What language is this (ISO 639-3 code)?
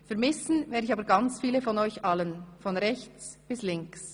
gsw